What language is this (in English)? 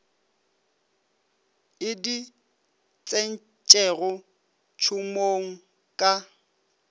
Northern Sotho